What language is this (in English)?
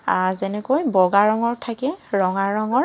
Assamese